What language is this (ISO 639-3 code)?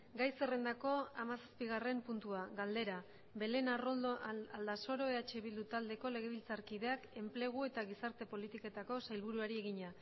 eus